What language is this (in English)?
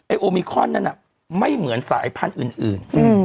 Thai